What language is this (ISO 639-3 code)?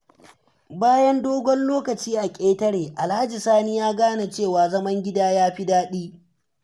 hau